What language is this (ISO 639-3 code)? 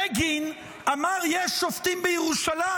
heb